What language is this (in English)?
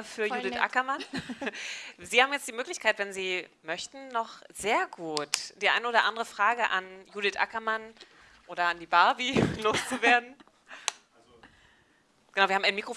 German